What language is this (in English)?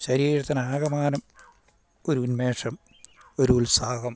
Malayalam